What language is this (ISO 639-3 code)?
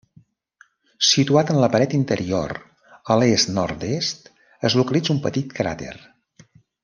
cat